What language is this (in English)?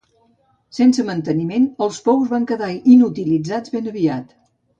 Catalan